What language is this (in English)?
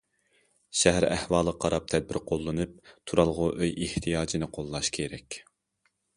Uyghur